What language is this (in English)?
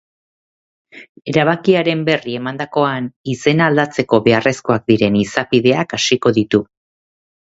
Basque